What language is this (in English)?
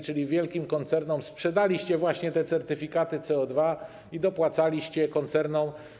Polish